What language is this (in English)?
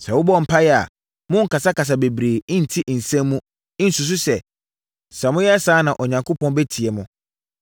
Akan